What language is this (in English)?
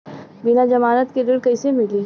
Bhojpuri